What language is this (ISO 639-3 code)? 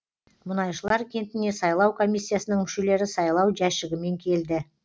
kaz